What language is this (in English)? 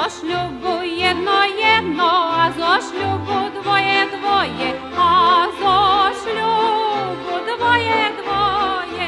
Slovak